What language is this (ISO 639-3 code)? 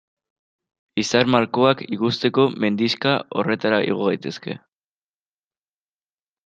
eus